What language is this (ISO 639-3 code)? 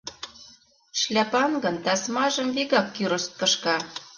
chm